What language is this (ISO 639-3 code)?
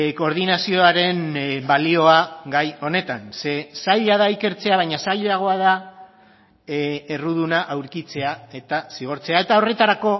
eus